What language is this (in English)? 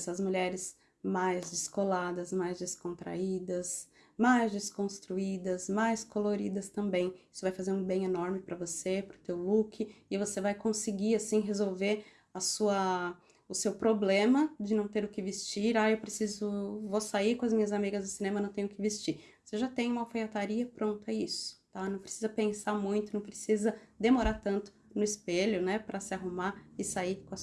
Portuguese